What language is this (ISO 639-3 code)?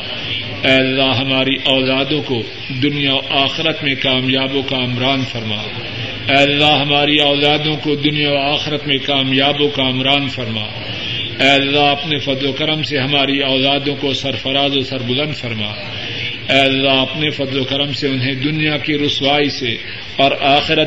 urd